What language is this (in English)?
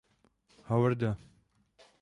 Czech